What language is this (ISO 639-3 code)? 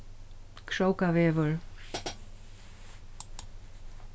fao